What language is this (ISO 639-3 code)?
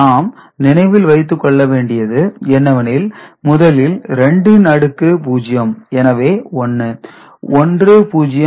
tam